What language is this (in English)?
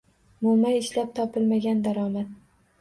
Uzbek